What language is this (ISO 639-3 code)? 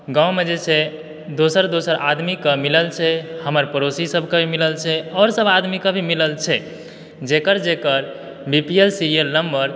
mai